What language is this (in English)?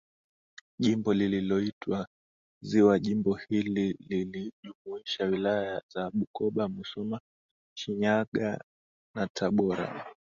Swahili